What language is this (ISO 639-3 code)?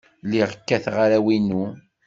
kab